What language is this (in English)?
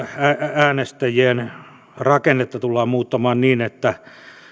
Finnish